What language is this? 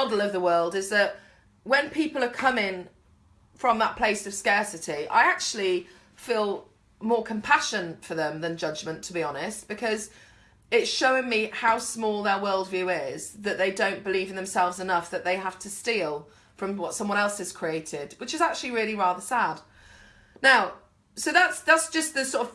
English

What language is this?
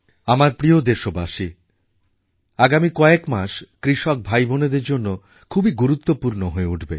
Bangla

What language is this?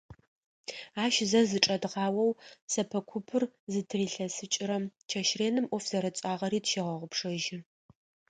Adyghe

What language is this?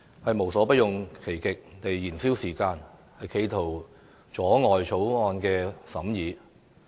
Cantonese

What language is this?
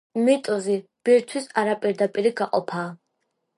Georgian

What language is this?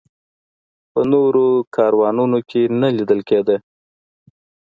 Pashto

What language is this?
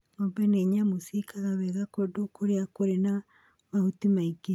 Kikuyu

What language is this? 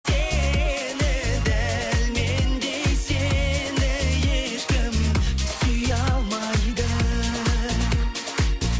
Kazakh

